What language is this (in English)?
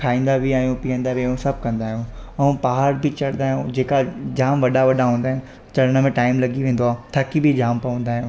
Sindhi